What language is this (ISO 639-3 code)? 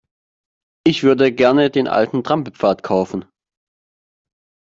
deu